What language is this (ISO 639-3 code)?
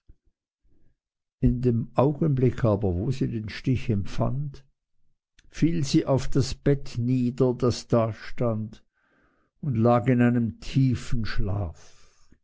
deu